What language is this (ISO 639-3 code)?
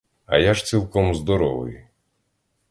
ukr